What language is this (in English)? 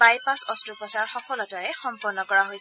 Assamese